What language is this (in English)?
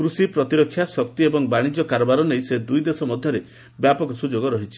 Odia